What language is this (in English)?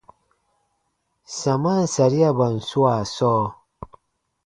Baatonum